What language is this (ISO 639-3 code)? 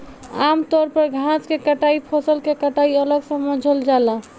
bho